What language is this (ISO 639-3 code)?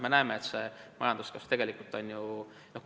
est